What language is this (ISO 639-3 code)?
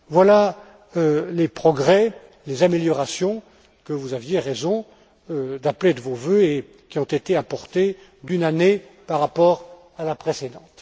fra